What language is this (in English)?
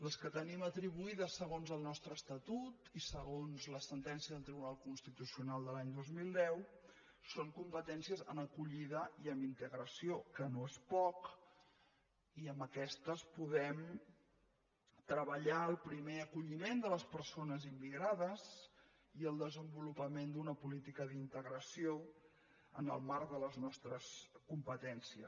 Catalan